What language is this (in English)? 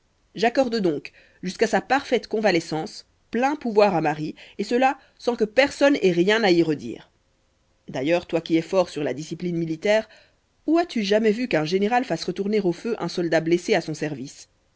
French